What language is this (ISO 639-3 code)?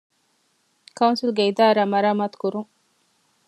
div